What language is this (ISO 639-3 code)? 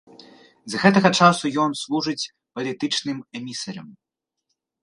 bel